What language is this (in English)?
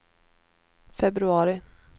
Swedish